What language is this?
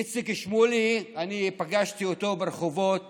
Hebrew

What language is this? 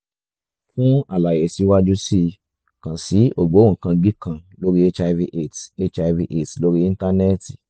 Yoruba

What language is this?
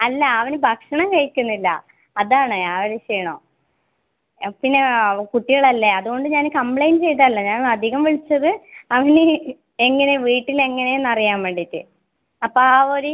Malayalam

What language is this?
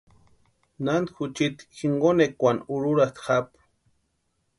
Western Highland Purepecha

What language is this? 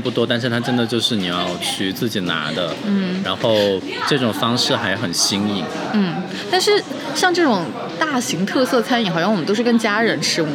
Chinese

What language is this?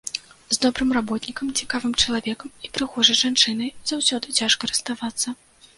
Belarusian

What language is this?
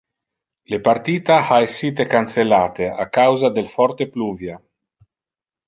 Interlingua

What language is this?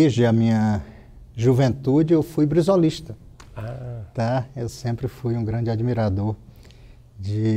Portuguese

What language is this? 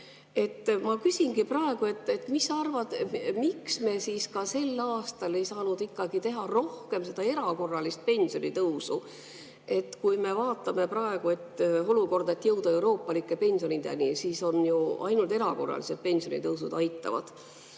Estonian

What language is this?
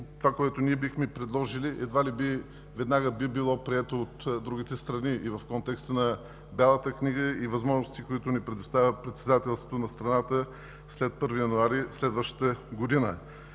Bulgarian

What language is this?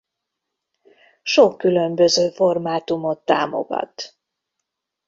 Hungarian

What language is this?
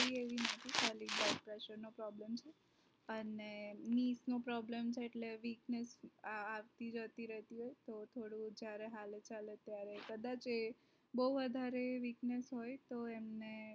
Gujarati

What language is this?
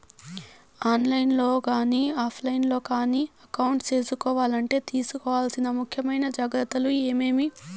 Telugu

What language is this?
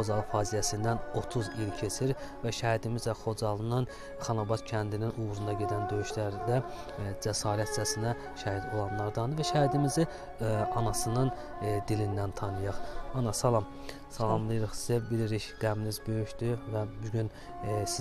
Turkish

